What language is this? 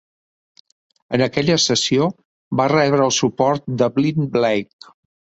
Catalan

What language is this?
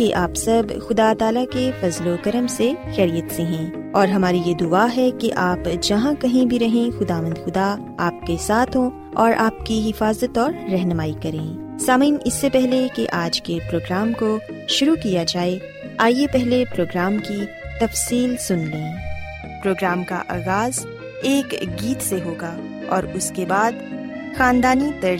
Urdu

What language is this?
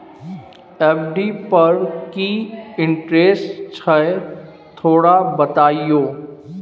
Maithili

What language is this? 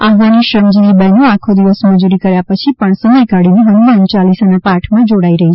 Gujarati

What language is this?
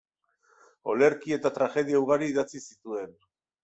Basque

